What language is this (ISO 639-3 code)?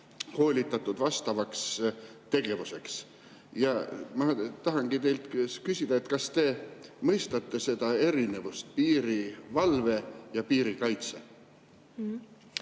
est